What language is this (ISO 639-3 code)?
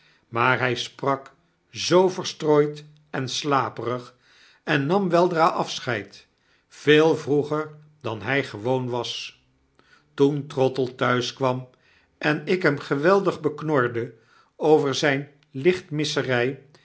nld